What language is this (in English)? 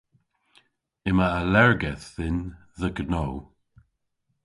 Cornish